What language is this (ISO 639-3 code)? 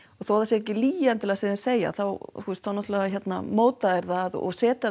isl